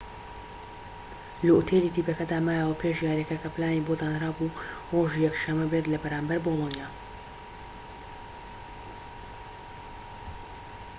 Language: Central Kurdish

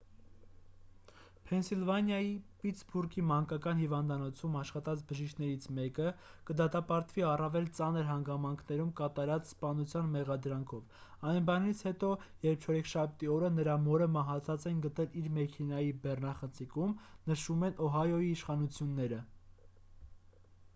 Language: Armenian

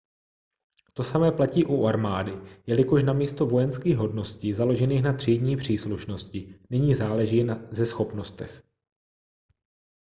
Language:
Czech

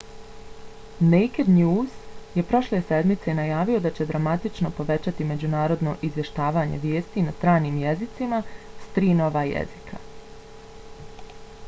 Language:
Bosnian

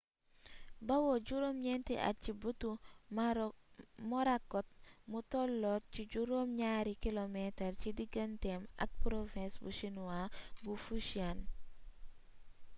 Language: Wolof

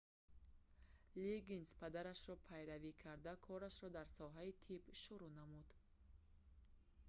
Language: Tajik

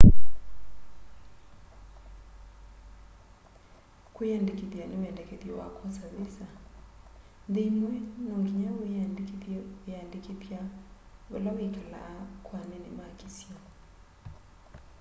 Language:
Kamba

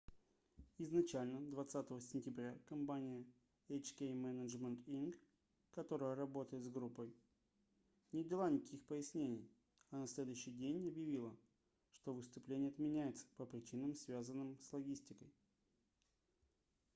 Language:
Russian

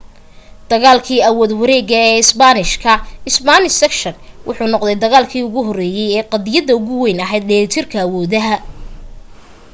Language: Somali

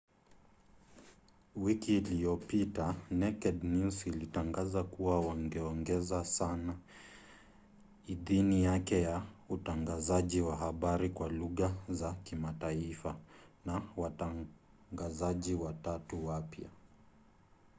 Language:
Swahili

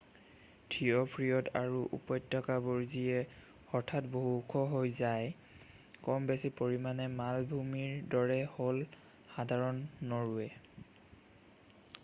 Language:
Assamese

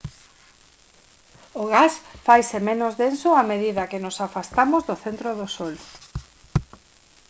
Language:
Galician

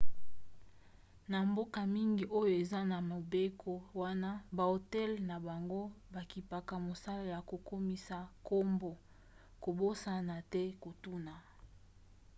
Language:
Lingala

